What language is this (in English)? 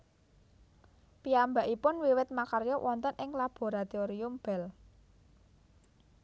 Javanese